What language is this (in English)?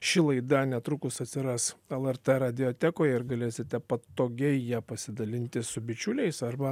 Lithuanian